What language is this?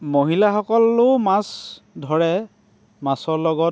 Assamese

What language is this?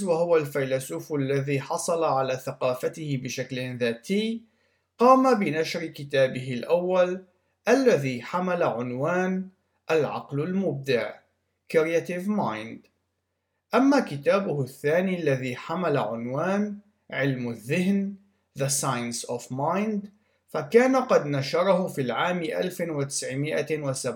Arabic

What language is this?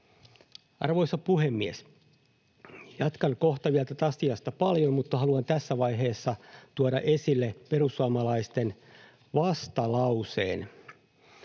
Finnish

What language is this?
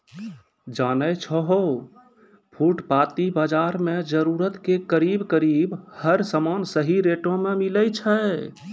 Maithili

